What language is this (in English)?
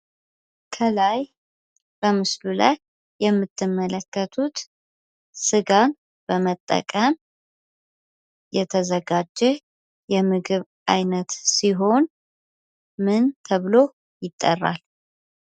Amharic